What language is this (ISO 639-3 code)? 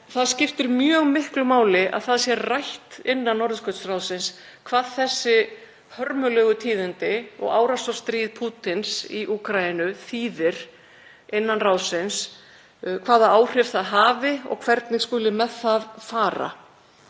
isl